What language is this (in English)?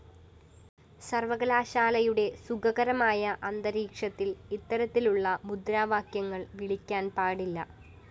Malayalam